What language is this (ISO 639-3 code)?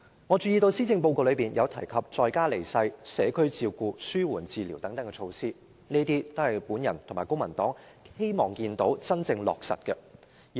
yue